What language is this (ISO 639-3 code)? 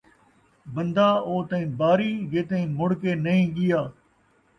skr